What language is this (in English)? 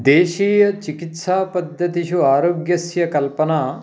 Sanskrit